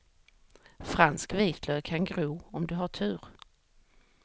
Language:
Swedish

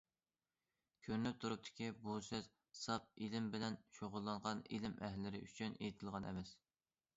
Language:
Uyghur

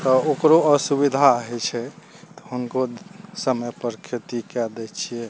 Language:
Maithili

